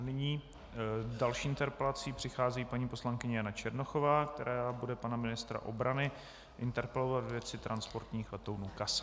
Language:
Czech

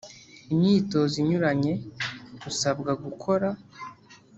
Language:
Kinyarwanda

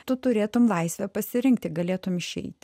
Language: Lithuanian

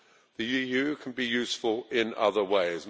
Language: English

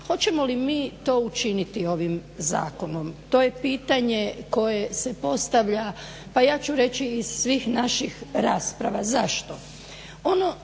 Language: Croatian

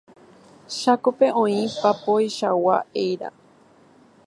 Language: Guarani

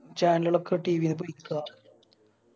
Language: Malayalam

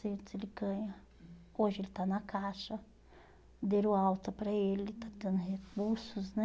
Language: Portuguese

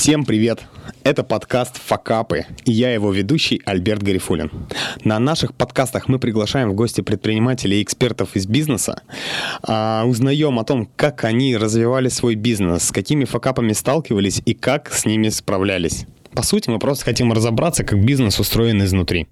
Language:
Russian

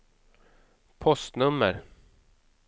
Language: Swedish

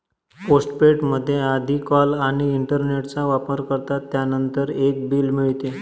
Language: Marathi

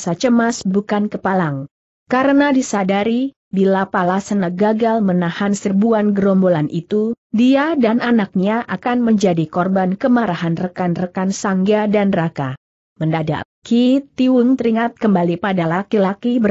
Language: Indonesian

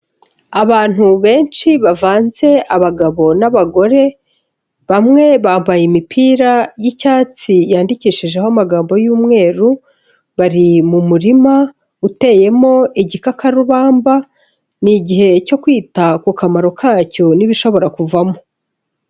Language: Kinyarwanda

